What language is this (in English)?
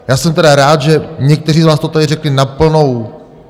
Czech